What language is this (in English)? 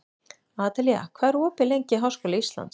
Icelandic